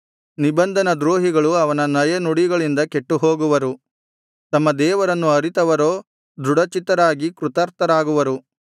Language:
Kannada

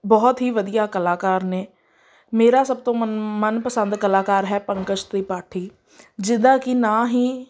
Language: Punjabi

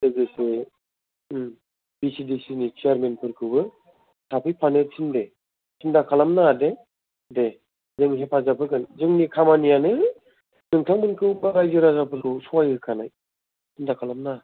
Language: Bodo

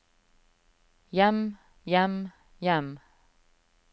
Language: Norwegian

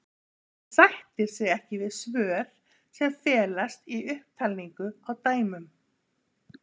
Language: Icelandic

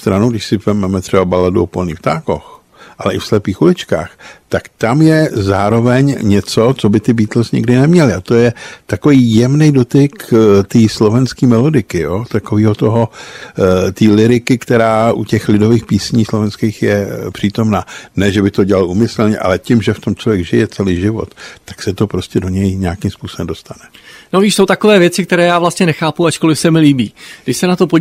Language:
Czech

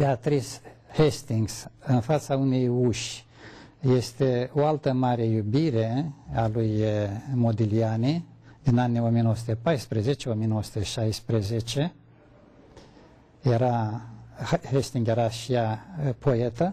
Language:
Romanian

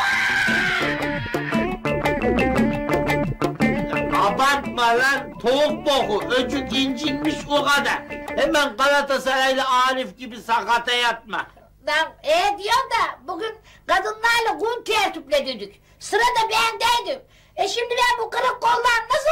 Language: Turkish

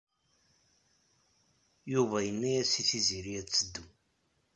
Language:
Kabyle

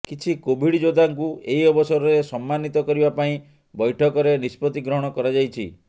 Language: Odia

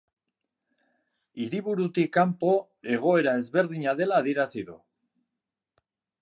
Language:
Basque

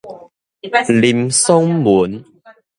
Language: Min Nan Chinese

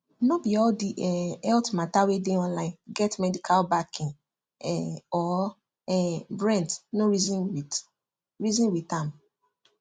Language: Nigerian Pidgin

